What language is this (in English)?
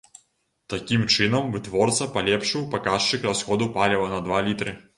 Belarusian